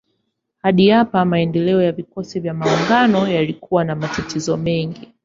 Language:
Swahili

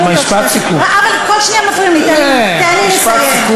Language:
Hebrew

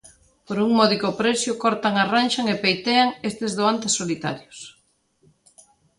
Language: Galician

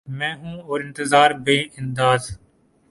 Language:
Urdu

